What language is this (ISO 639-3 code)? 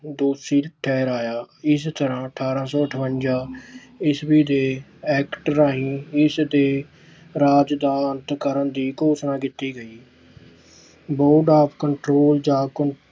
pan